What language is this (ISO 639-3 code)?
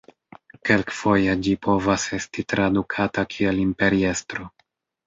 epo